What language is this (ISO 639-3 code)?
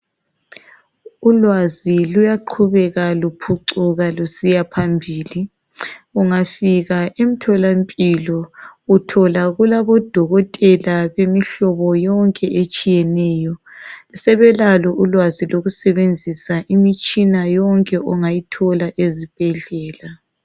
nde